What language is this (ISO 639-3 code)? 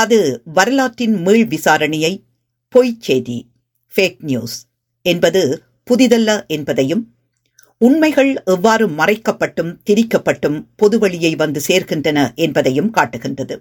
tam